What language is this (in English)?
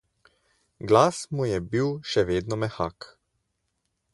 Slovenian